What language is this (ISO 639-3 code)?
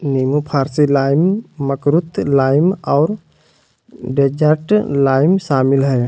mag